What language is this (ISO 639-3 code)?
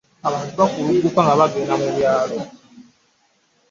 lug